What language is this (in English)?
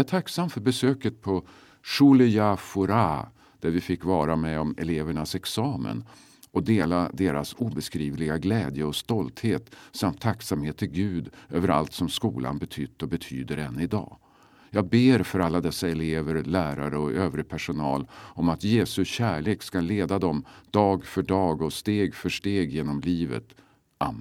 Swedish